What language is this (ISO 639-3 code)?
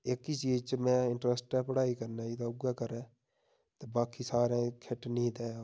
doi